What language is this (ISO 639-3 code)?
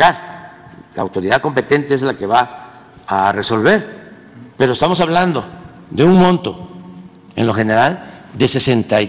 spa